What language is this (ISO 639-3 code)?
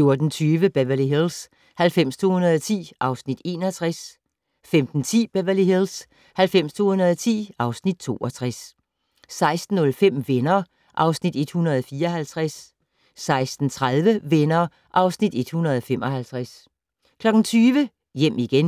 dan